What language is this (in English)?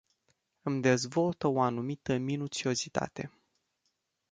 Romanian